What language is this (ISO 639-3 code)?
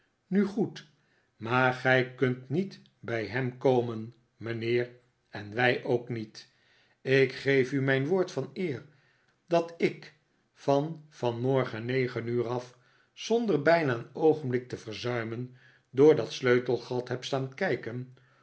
nld